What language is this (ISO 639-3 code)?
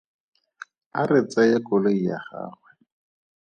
tsn